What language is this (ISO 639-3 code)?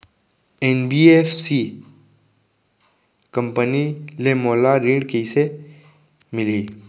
hne